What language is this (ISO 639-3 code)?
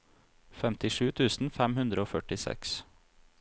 nor